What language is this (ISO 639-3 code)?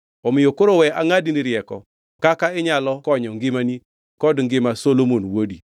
luo